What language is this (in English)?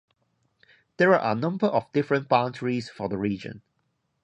English